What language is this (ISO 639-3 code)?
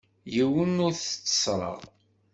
kab